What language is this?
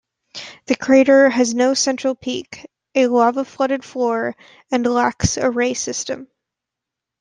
English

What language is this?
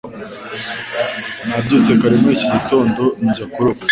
Kinyarwanda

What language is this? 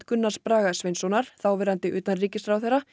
Icelandic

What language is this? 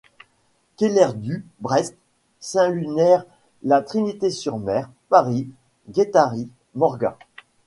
French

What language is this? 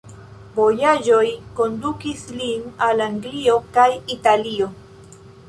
Esperanto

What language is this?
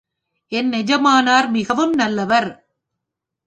Tamil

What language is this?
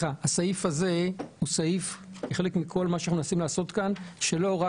Hebrew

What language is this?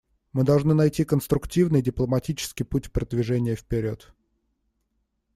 Russian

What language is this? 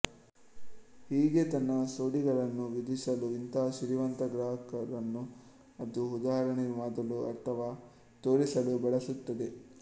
Kannada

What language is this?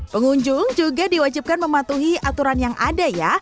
Indonesian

